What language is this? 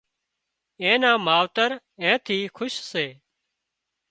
Wadiyara Koli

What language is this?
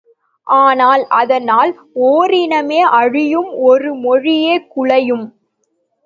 Tamil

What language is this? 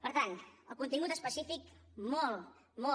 Catalan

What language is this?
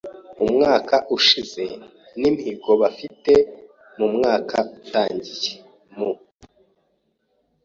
Kinyarwanda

